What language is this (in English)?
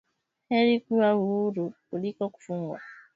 Swahili